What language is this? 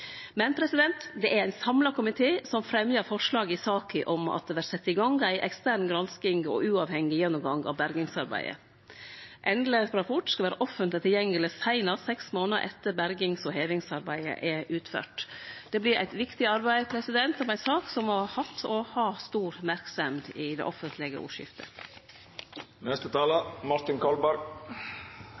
Norwegian Nynorsk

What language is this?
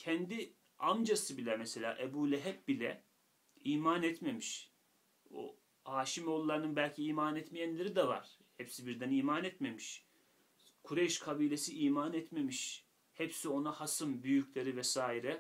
Turkish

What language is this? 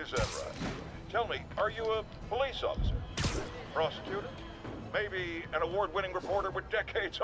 English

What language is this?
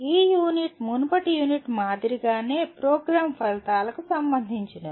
Telugu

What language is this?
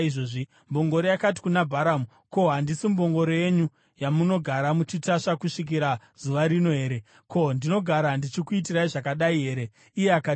Shona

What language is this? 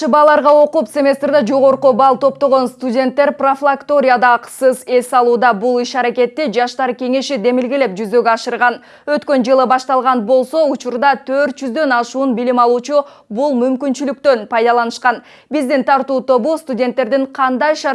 Turkish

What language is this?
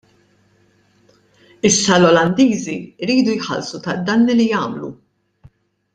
Maltese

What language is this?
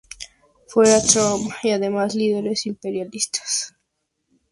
Spanish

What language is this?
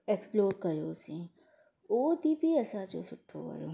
Sindhi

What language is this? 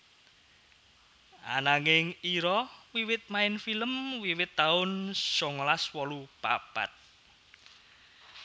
Javanese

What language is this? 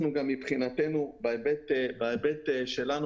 Hebrew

